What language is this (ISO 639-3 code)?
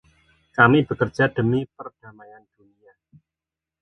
ind